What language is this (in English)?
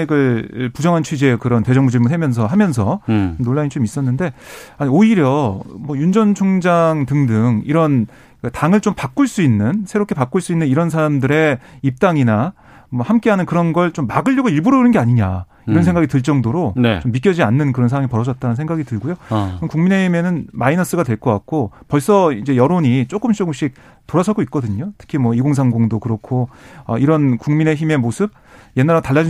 Korean